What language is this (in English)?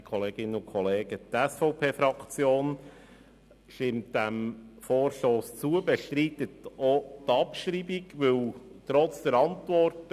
Swiss German